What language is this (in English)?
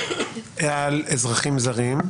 Hebrew